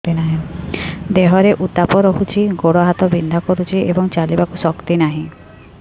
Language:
Odia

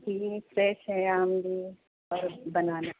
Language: Urdu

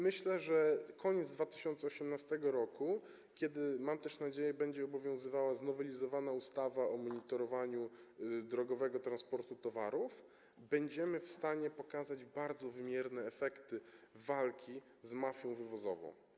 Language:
Polish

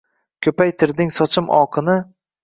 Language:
Uzbek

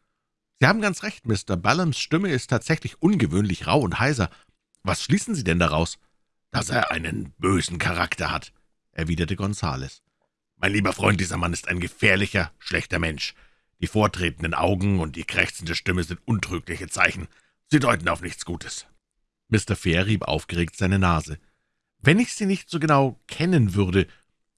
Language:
German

